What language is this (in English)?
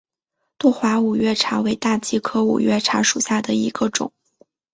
Chinese